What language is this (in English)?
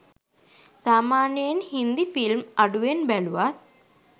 Sinhala